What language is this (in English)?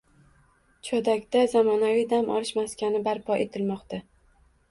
Uzbek